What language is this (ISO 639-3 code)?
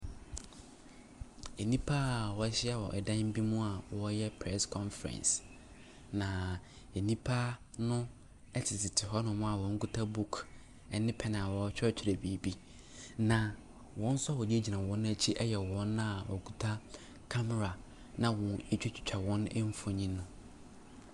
aka